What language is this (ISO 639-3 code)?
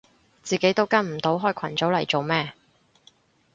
yue